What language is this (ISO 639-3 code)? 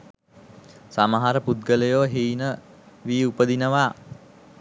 sin